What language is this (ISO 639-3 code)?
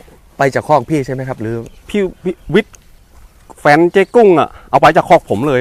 tha